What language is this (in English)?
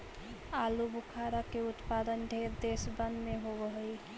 Magahi